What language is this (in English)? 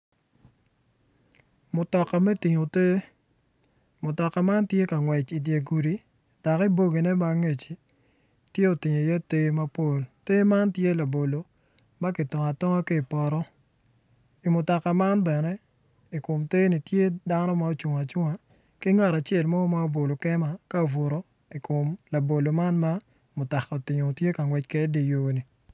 Acoli